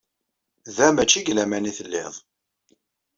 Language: Kabyle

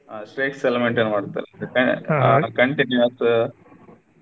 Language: Kannada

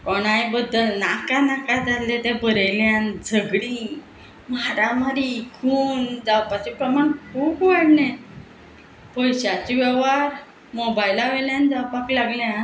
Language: Konkani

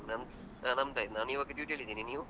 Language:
Kannada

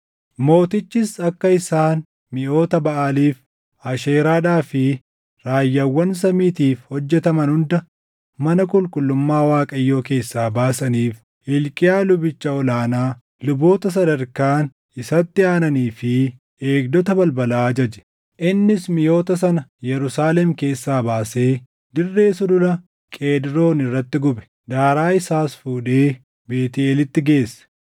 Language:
Oromo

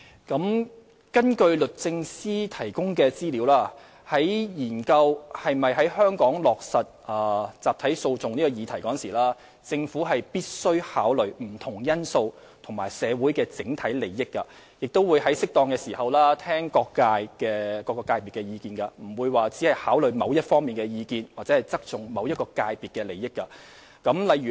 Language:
Cantonese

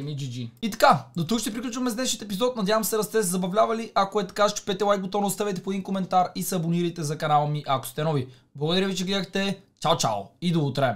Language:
Bulgarian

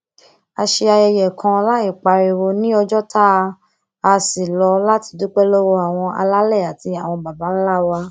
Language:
Yoruba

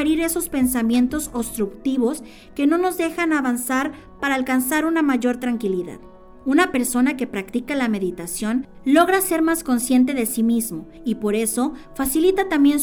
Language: Spanish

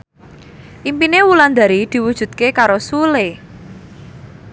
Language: Javanese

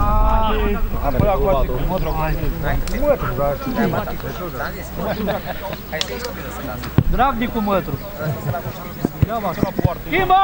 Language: Romanian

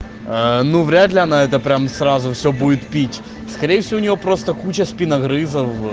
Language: Russian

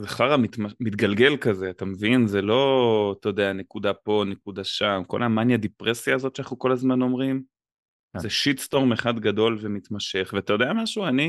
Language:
Hebrew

